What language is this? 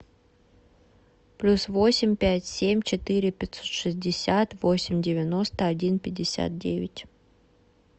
Russian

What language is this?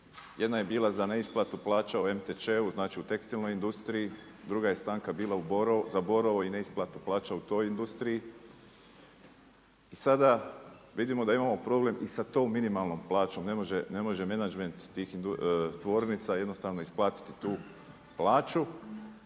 Croatian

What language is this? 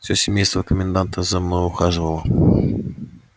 Russian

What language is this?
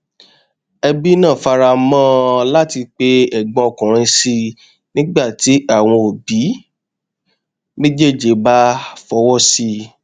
Yoruba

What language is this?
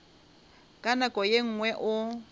Northern Sotho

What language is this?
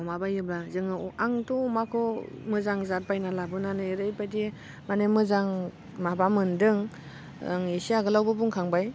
Bodo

